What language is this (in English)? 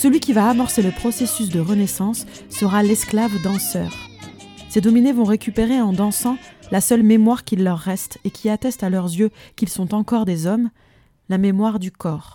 French